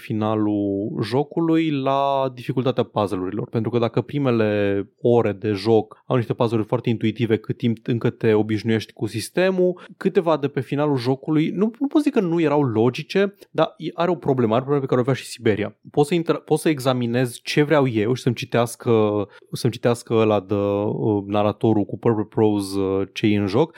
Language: Romanian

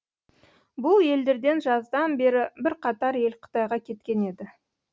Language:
Kazakh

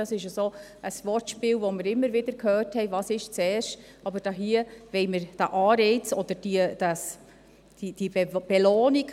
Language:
Swiss German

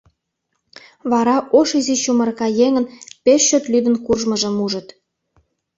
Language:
Mari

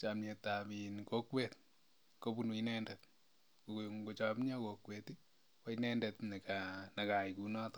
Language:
Kalenjin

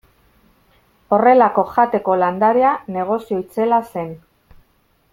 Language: Basque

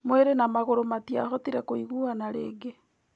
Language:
Kikuyu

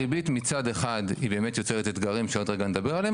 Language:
Hebrew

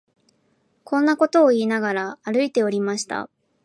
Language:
Japanese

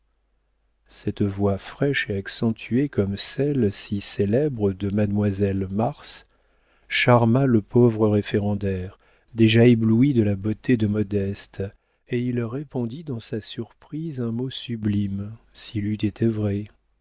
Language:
French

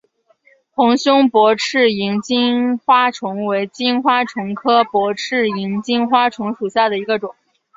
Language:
Chinese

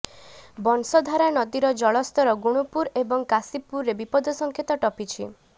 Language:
Odia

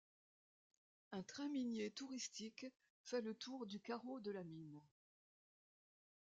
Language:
French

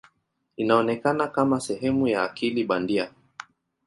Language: Swahili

